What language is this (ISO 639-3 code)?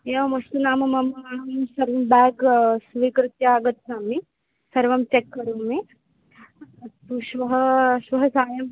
san